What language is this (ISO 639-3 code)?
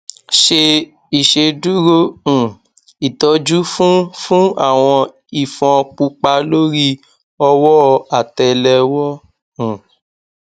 yor